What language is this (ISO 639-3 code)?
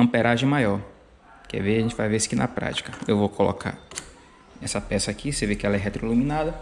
por